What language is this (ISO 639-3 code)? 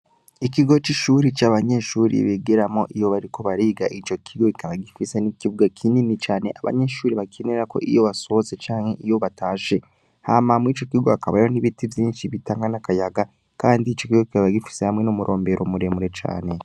run